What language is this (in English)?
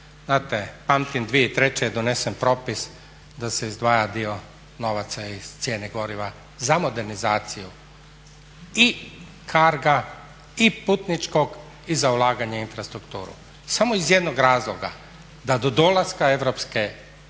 Croatian